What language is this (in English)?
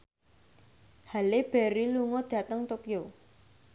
Javanese